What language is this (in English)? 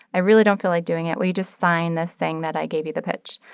English